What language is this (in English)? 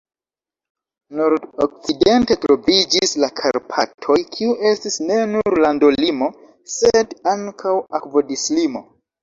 Esperanto